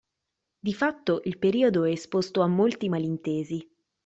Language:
Italian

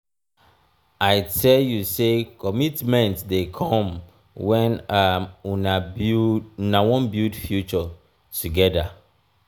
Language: Nigerian Pidgin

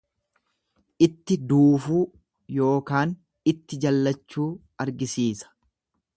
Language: Oromo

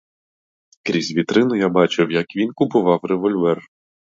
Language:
Ukrainian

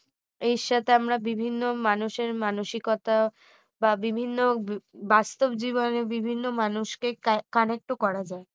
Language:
Bangla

